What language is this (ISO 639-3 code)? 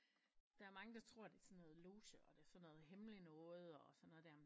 dan